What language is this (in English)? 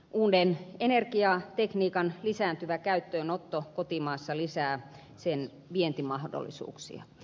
Finnish